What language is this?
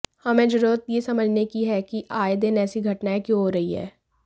Hindi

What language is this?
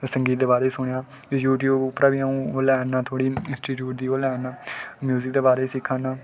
Dogri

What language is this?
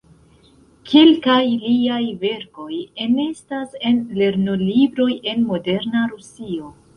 Esperanto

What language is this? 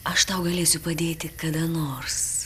Lithuanian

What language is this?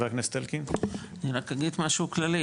Hebrew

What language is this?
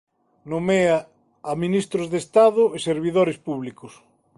Galician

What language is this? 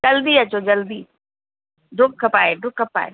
Sindhi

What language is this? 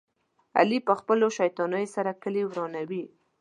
Pashto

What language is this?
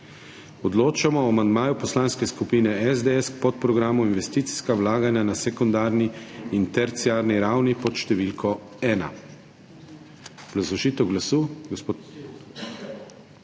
Slovenian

